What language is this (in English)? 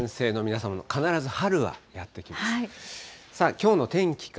Japanese